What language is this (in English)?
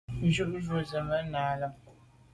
Medumba